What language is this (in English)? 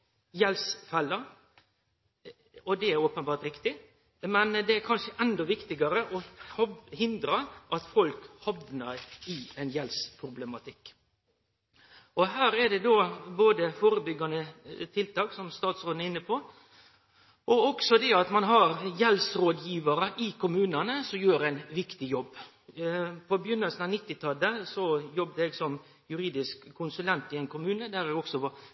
Norwegian Nynorsk